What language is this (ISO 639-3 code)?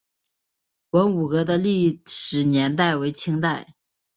zho